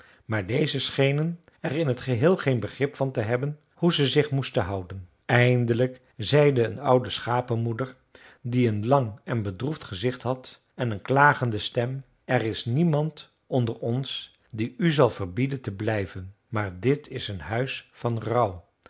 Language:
Dutch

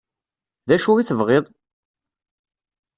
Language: Kabyle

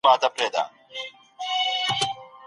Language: Pashto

